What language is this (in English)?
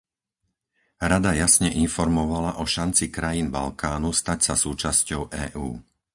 Slovak